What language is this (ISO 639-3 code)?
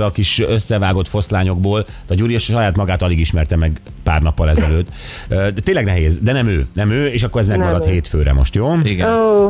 hun